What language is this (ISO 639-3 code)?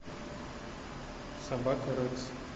rus